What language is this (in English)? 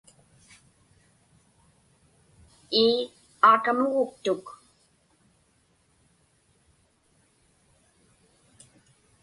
Inupiaq